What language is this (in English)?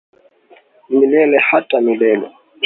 Swahili